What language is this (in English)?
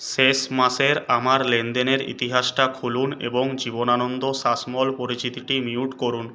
Bangla